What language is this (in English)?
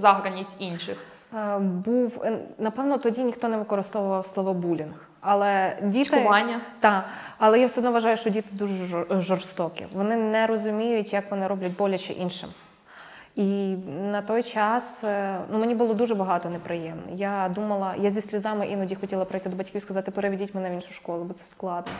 Ukrainian